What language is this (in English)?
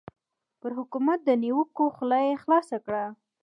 Pashto